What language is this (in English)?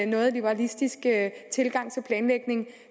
Danish